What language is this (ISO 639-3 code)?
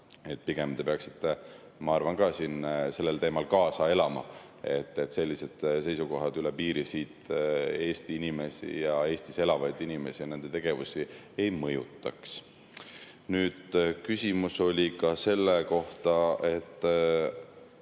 est